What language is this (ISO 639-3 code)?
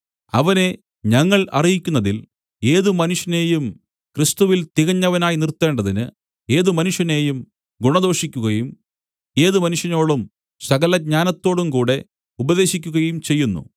mal